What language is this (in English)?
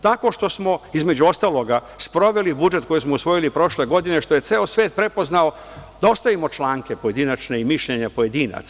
Serbian